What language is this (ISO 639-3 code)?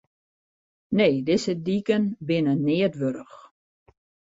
fry